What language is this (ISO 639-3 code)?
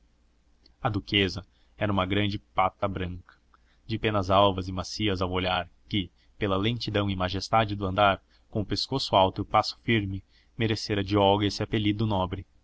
por